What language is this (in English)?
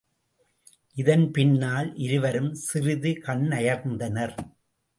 Tamil